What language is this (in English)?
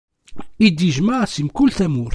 Kabyle